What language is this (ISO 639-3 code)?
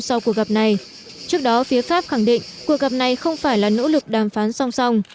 vie